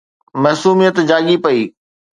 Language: Sindhi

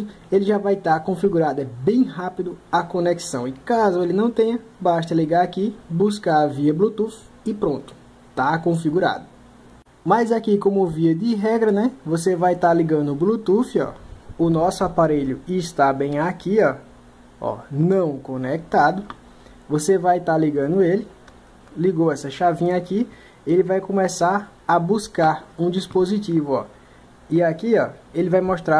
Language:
Portuguese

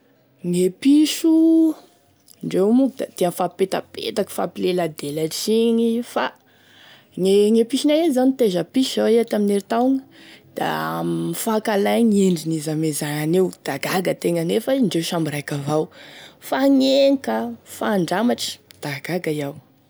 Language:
Tesaka Malagasy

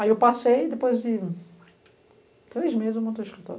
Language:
Portuguese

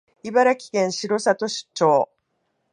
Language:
Japanese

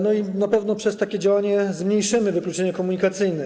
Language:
Polish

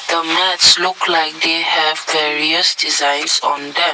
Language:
English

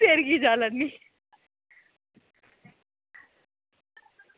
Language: Dogri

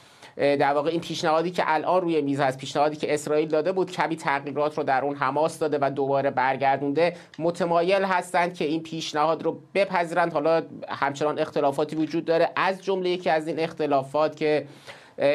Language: Persian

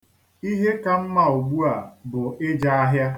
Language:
Igbo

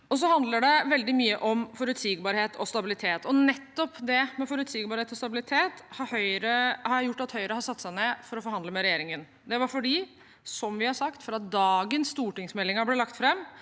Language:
Norwegian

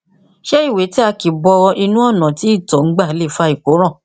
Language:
Yoruba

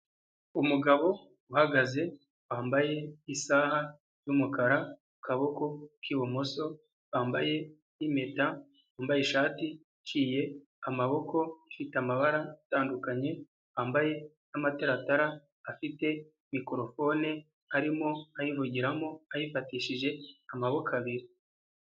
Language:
Kinyarwanda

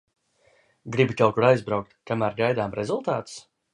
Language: Latvian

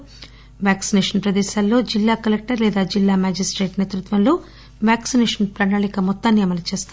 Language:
Telugu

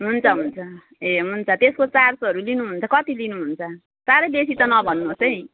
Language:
Nepali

